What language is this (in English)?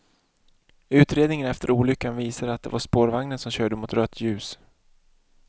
Swedish